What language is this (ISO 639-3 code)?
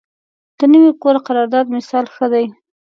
pus